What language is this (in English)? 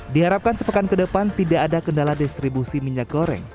Indonesian